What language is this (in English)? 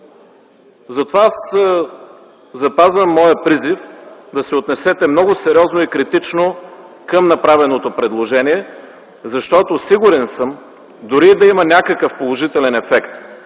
Bulgarian